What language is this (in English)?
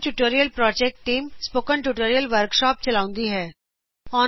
Punjabi